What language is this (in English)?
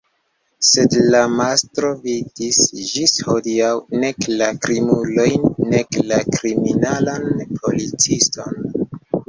Esperanto